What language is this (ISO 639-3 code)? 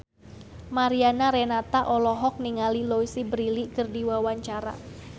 sun